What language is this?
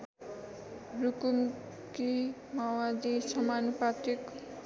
Nepali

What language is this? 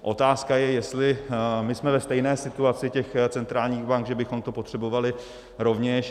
Czech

